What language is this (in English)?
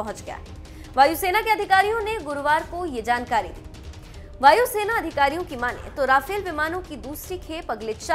Hindi